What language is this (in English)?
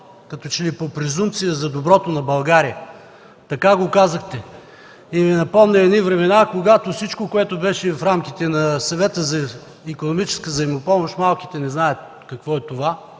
Bulgarian